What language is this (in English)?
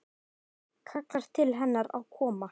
Icelandic